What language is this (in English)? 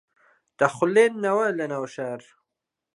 Central Kurdish